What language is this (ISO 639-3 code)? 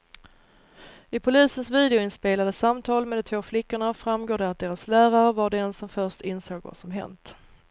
swe